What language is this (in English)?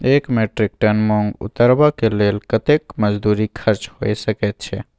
Maithili